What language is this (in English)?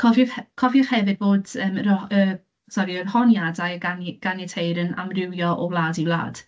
Welsh